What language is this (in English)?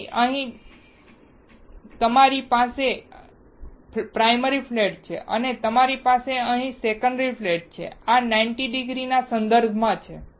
Gujarati